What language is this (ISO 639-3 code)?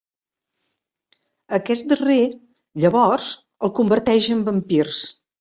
cat